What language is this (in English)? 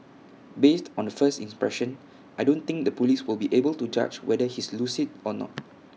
English